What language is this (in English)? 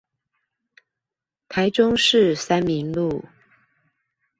Chinese